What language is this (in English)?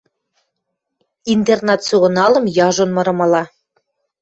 Western Mari